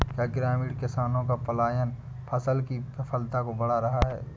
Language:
Hindi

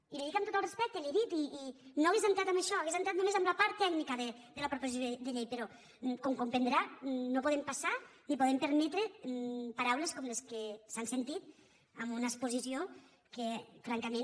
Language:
Catalan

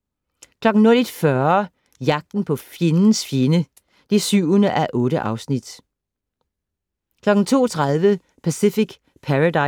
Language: Danish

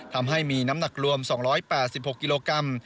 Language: Thai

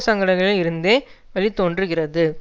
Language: Tamil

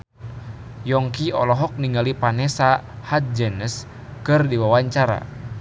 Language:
Sundanese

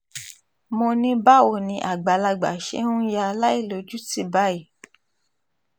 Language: Yoruba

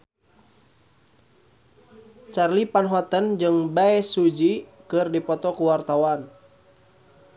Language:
Sundanese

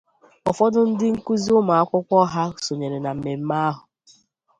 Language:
Igbo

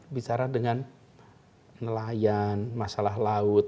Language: Indonesian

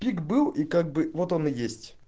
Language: Russian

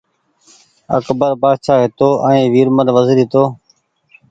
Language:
Goaria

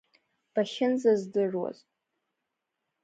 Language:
Abkhazian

